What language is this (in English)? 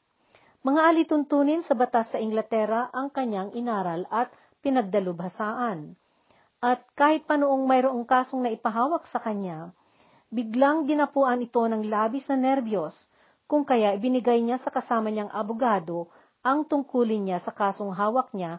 Filipino